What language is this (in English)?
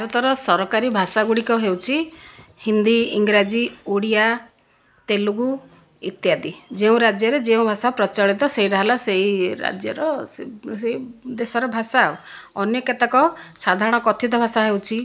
Odia